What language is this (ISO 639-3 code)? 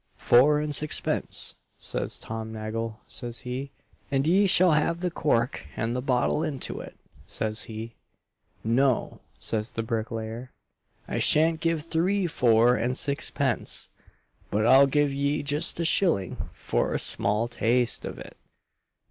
eng